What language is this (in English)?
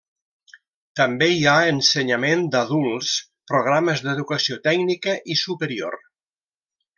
Catalan